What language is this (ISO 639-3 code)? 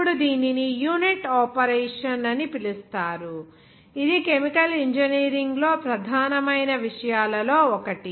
tel